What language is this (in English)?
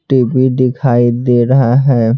Hindi